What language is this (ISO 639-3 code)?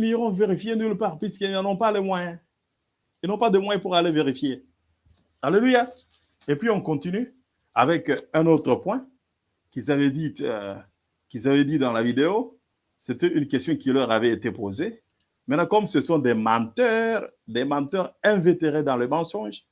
fra